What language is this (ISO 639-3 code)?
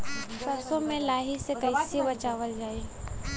bho